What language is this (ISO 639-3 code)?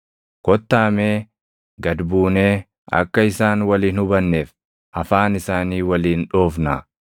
orm